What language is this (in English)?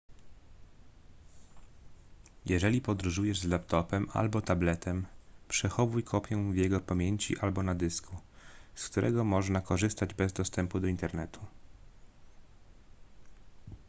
Polish